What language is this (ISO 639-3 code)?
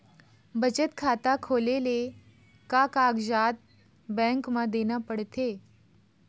hne